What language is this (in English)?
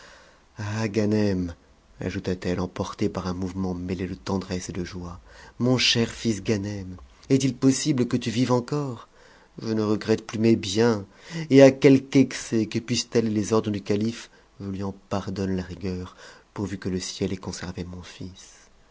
French